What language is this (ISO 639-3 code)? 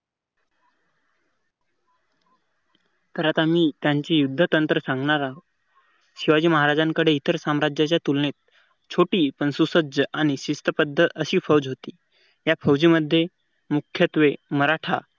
mar